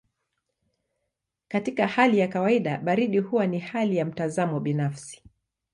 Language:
Swahili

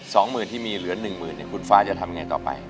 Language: Thai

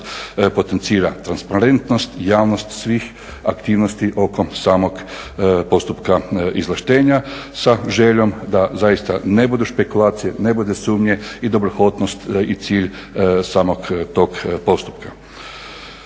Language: Croatian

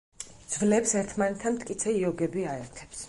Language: Georgian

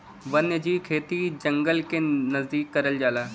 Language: Bhojpuri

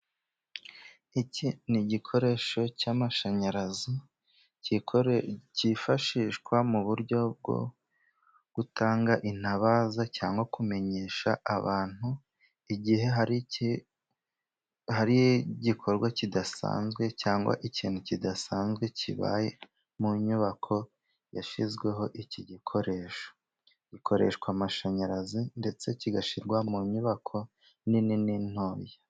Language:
Kinyarwanda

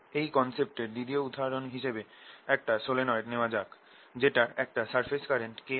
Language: Bangla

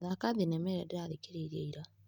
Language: Kikuyu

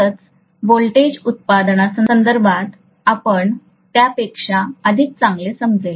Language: Marathi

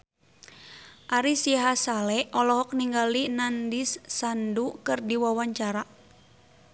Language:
Sundanese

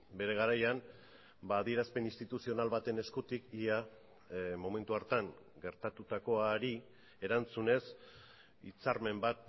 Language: Basque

